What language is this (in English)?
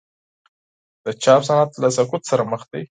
Pashto